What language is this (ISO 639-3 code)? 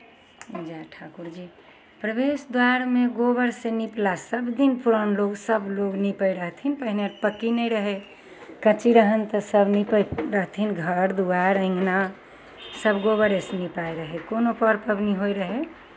mai